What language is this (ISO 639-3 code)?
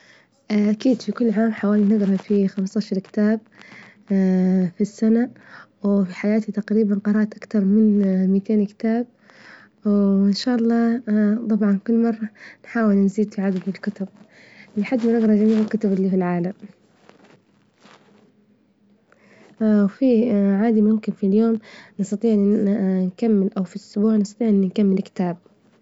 ayl